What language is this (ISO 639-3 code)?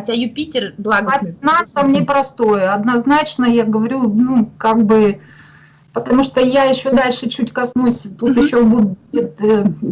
rus